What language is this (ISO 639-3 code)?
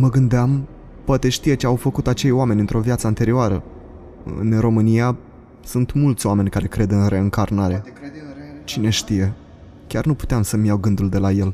ron